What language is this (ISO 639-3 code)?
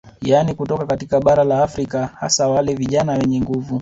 swa